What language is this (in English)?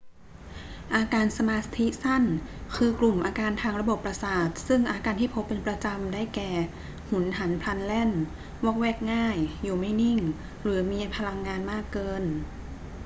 Thai